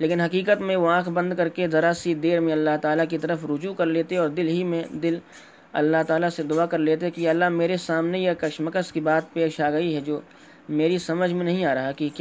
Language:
Urdu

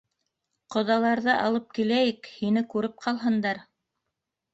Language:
Bashkir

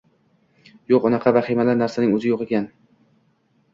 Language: Uzbek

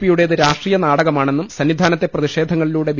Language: Malayalam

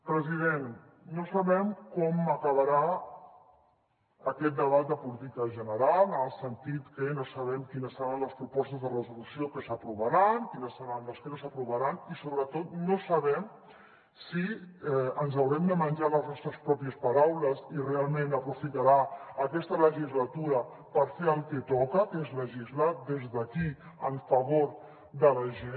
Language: Catalan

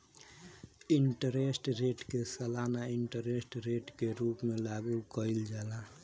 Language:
Bhojpuri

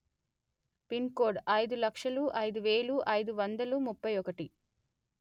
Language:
Telugu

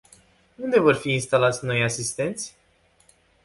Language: Romanian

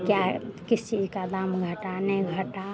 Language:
Hindi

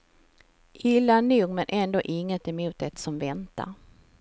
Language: Swedish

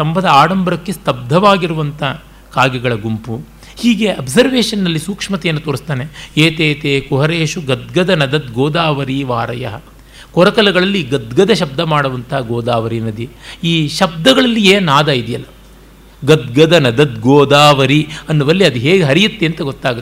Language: Kannada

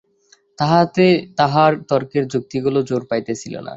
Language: Bangla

